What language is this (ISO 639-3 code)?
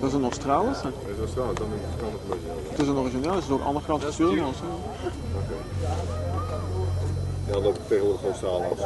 nld